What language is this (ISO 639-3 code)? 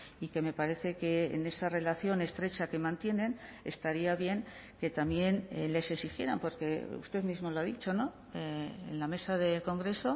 spa